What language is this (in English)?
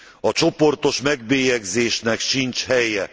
Hungarian